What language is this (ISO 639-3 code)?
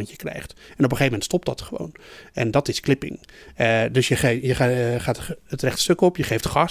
nld